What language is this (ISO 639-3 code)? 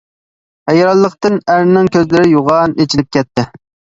uig